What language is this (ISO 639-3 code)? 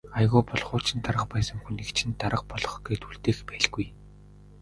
mon